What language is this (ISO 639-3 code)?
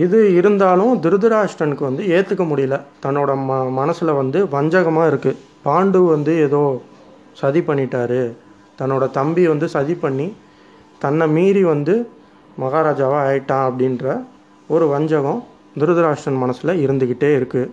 tam